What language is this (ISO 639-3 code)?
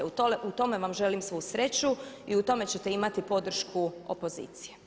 hrv